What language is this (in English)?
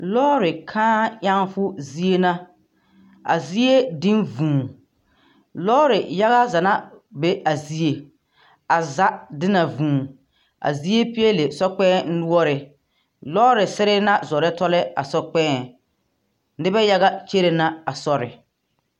Southern Dagaare